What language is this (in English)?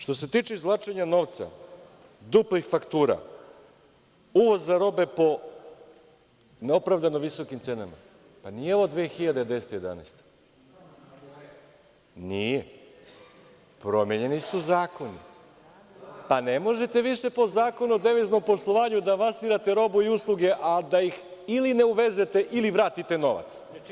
Serbian